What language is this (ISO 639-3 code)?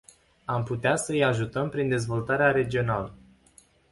ron